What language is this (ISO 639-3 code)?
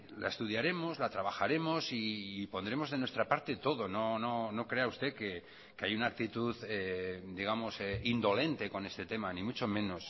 spa